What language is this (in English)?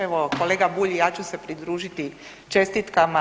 Croatian